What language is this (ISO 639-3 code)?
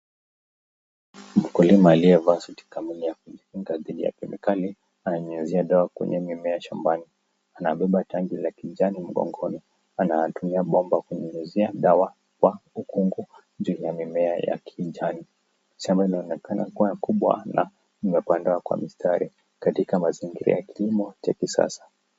swa